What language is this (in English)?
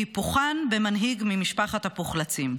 Hebrew